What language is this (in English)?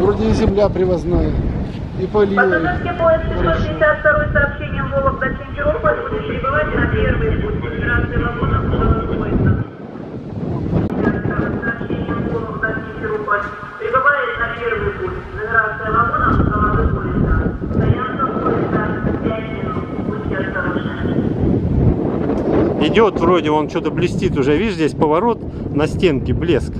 Russian